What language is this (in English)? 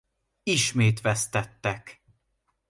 Hungarian